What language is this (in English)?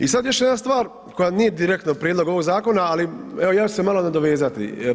Croatian